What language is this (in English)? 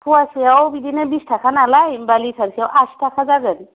Bodo